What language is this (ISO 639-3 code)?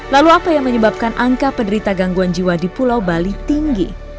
ind